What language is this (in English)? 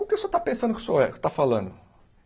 Portuguese